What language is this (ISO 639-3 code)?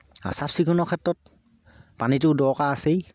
asm